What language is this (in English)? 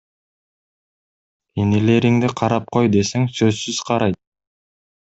Kyrgyz